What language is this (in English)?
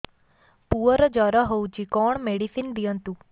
Odia